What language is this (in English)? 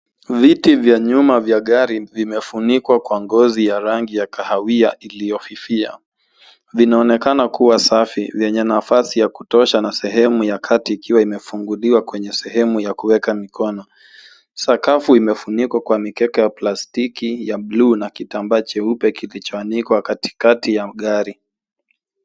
Swahili